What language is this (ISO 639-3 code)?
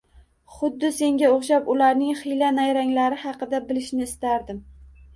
uzb